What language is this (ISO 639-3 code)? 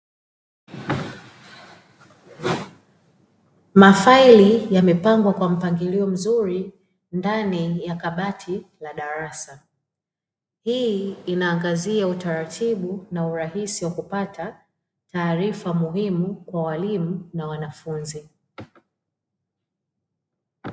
swa